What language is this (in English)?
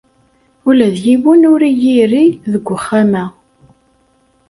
Kabyle